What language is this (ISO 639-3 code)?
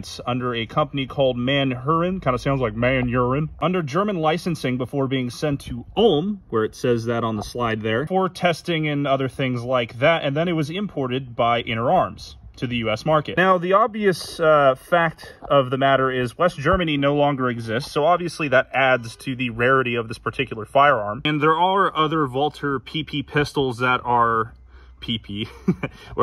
eng